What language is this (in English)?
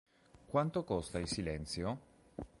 Italian